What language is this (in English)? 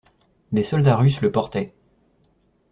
French